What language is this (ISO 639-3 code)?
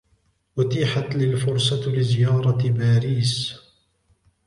ara